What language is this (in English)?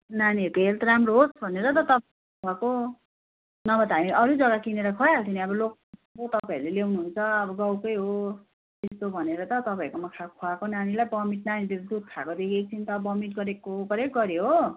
Nepali